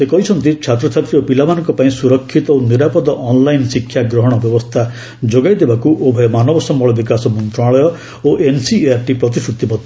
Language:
Odia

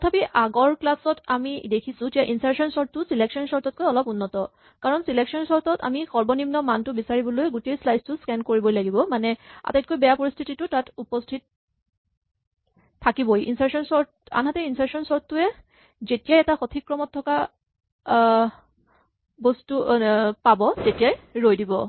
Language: Assamese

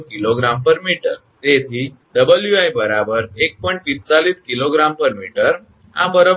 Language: Gujarati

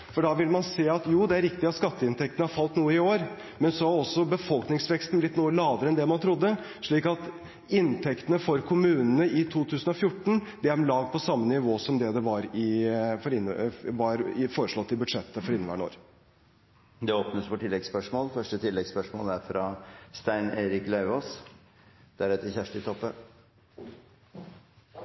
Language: Norwegian Bokmål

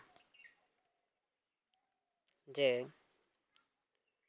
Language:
Santali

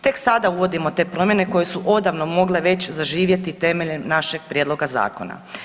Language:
Croatian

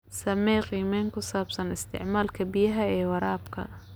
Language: Somali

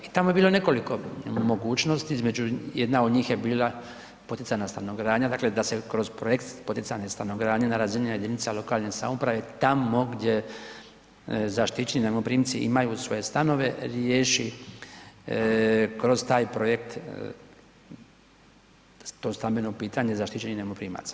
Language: Croatian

